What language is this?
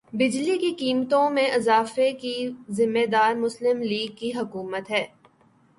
Urdu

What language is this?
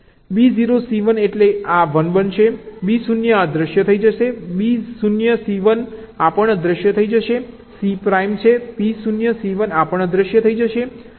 Gujarati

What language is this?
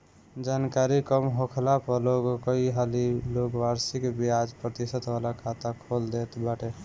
Bhojpuri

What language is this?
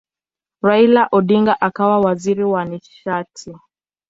Swahili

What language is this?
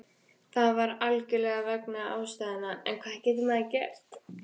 Icelandic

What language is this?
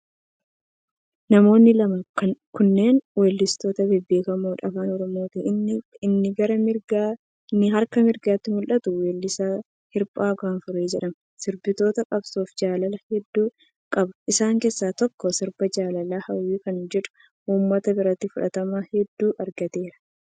Oromo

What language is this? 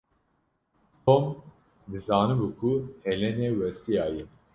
Kurdish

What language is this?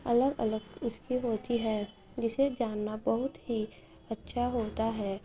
Urdu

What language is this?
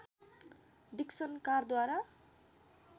Nepali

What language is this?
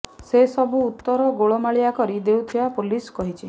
Odia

